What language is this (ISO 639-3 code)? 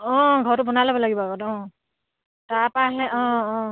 asm